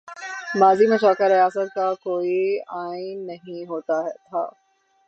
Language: Urdu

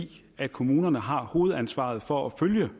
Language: Danish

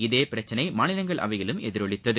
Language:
Tamil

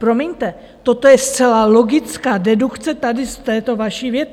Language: Czech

